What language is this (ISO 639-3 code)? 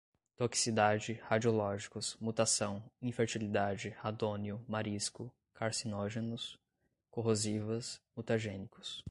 por